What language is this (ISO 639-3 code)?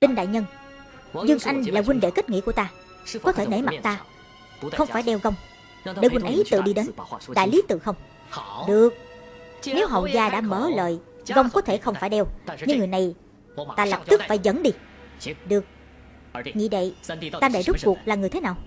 vie